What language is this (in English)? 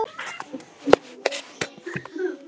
Icelandic